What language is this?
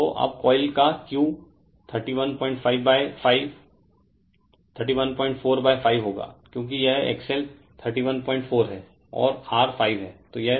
Hindi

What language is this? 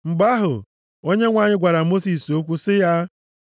Igbo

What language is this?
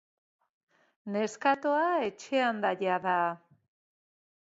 Basque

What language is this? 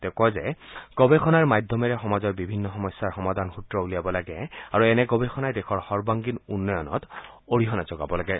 Assamese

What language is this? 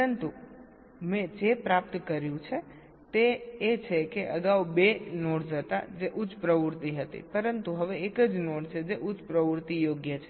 Gujarati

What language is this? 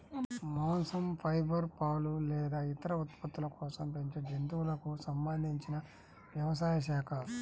Telugu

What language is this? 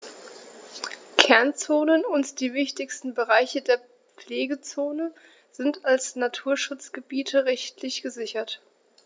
German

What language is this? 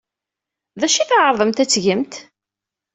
Kabyle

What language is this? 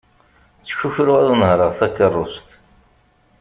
Kabyle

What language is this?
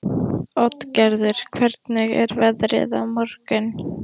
Icelandic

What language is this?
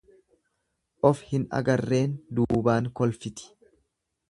Oromo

